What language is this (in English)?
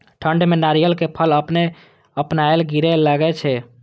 Maithili